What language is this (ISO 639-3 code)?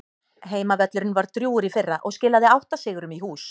isl